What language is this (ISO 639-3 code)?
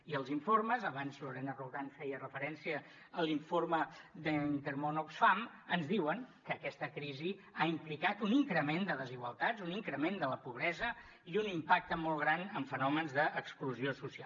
cat